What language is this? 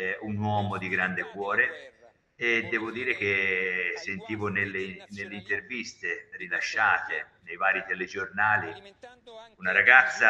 Italian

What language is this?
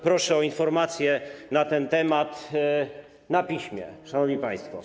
Polish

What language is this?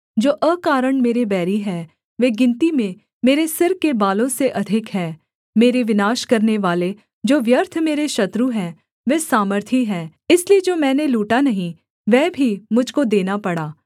Hindi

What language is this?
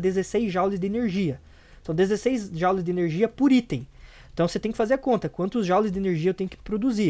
Portuguese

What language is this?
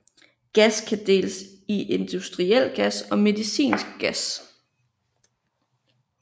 Danish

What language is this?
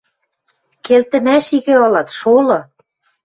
Western Mari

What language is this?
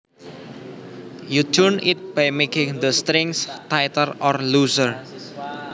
Javanese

